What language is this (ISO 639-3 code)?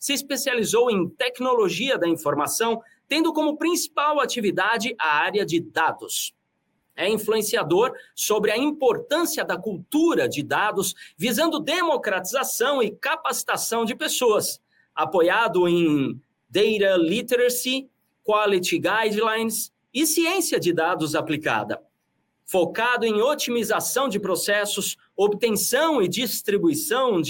por